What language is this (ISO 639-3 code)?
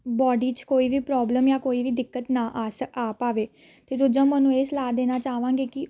pan